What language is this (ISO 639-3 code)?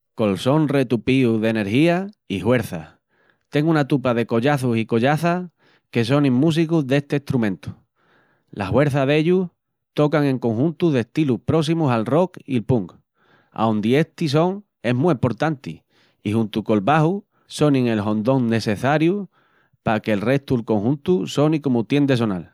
ext